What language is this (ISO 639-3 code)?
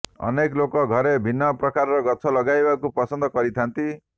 ori